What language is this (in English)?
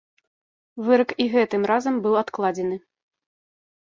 Belarusian